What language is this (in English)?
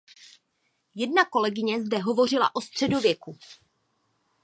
Czech